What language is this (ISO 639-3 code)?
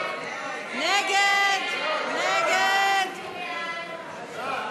heb